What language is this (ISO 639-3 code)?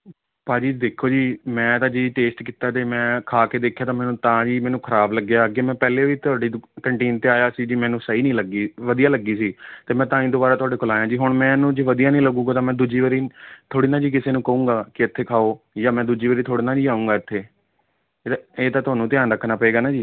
pan